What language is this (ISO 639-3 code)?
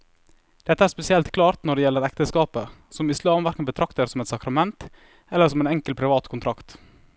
nor